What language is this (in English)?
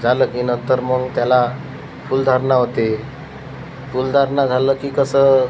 Marathi